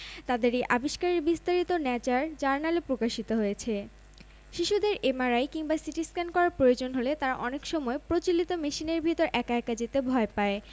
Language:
Bangla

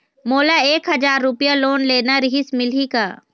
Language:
Chhattisgarhi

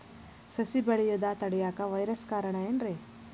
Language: Kannada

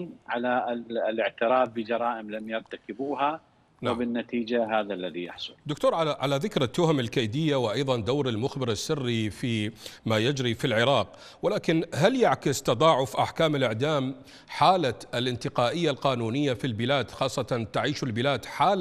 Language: Arabic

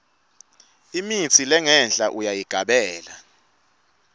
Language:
Swati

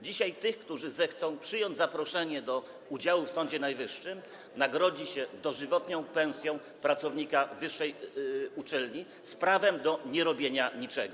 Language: Polish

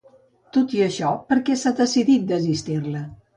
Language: Catalan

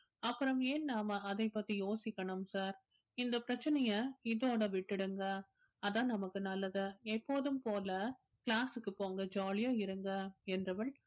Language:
Tamil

